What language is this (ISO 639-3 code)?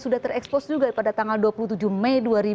ind